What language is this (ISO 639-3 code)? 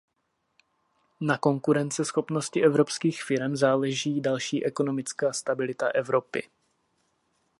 ces